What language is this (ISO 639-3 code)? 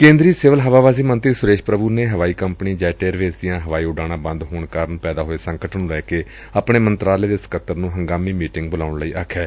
pan